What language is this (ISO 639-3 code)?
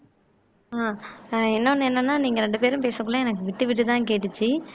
tam